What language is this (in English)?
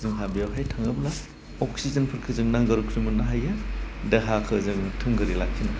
Bodo